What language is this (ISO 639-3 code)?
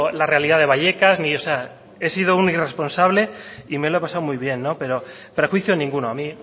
spa